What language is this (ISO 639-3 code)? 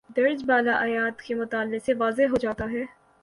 urd